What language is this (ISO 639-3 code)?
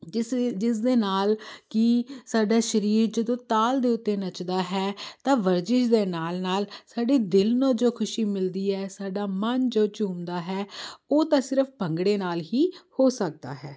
pan